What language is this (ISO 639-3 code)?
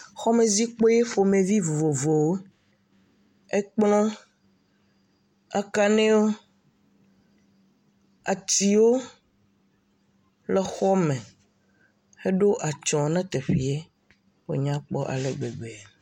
ewe